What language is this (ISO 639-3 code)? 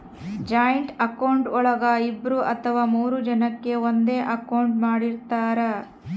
kan